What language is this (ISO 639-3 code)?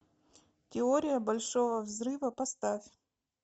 rus